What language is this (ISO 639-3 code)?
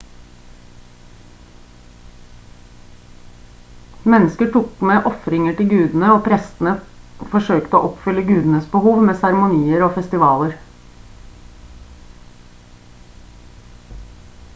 nob